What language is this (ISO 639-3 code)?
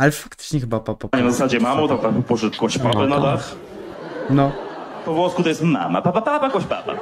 pol